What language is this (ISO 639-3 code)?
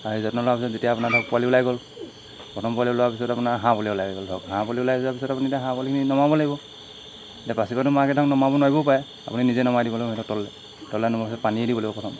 asm